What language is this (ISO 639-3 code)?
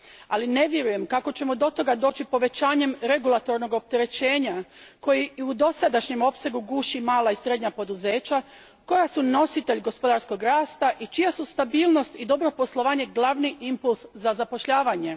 hrv